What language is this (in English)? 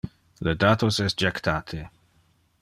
Interlingua